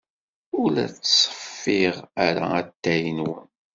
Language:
Kabyle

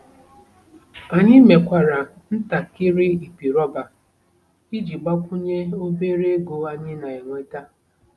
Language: Igbo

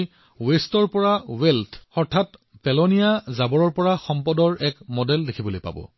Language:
Assamese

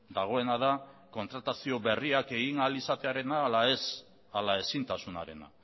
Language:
Basque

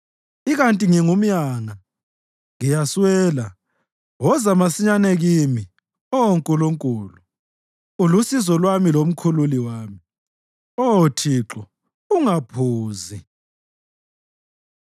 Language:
North Ndebele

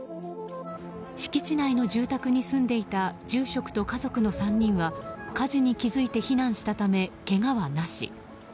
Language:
Japanese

